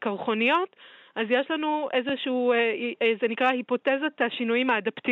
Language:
Hebrew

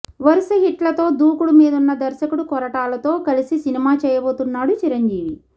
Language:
Telugu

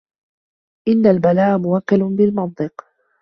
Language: Arabic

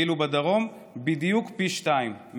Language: Hebrew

